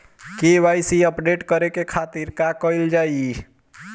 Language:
Bhojpuri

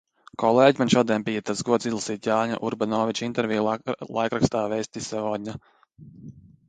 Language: Latvian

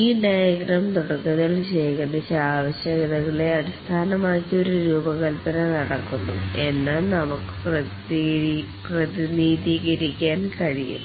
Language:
Malayalam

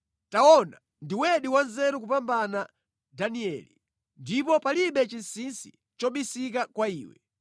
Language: Nyanja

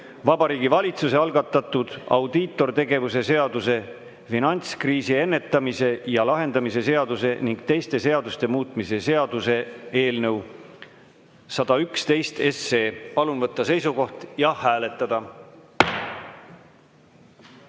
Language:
Estonian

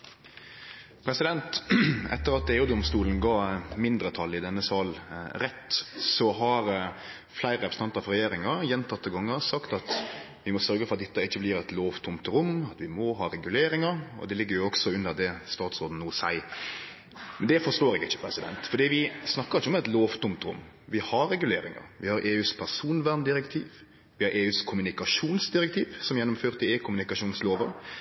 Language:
Norwegian Nynorsk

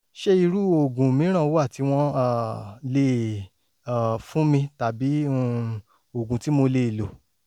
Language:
Yoruba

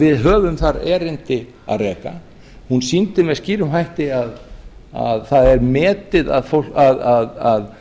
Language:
Icelandic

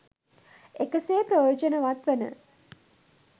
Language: Sinhala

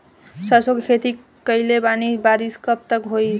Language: Bhojpuri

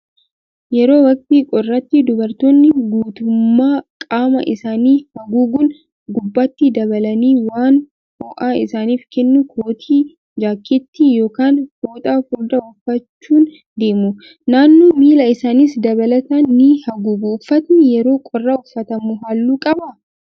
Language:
Oromo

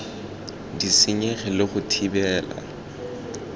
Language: Tswana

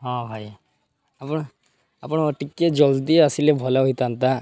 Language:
Odia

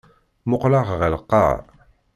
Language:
Kabyle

